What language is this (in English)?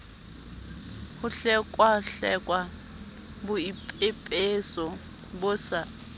Southern Sotho